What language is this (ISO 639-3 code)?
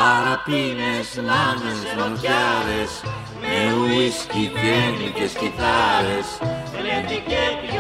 ell